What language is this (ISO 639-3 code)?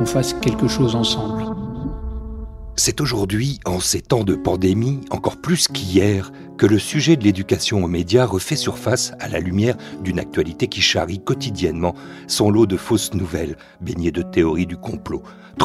fra